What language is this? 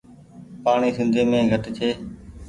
Goaria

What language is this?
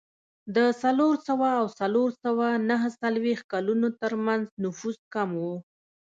Pashto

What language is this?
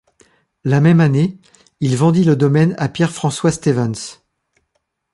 French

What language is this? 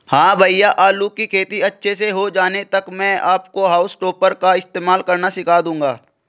Hindi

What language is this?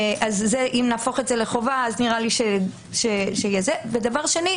Hebrew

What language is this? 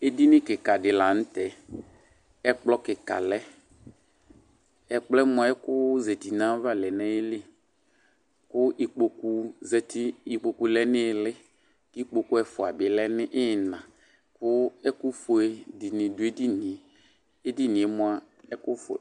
Ikposo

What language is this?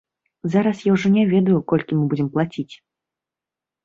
Belarusian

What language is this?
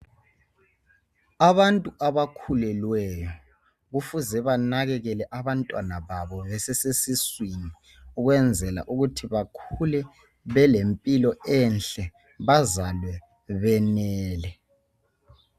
North Ndebele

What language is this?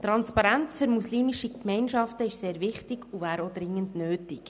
Swiss German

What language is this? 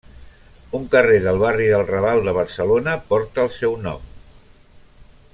Catalan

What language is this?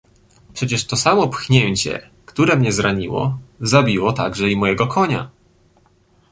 Polish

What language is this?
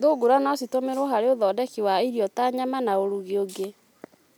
Kikuyu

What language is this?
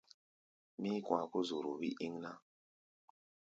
Gbaya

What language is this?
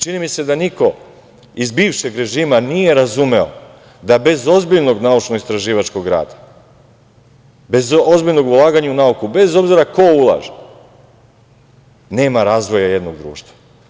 Serbian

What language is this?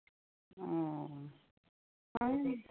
Assamese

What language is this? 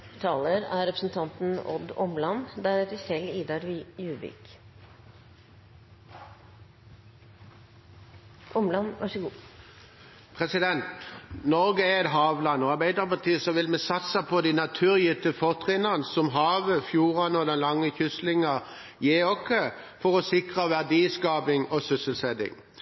Norwegian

